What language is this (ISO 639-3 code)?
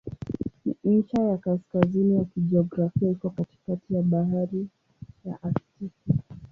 swa